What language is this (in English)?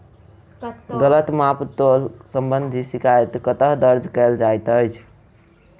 Maithili